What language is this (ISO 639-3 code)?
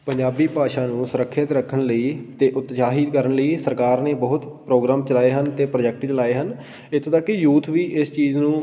pan